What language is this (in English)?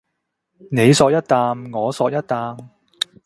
Cantonese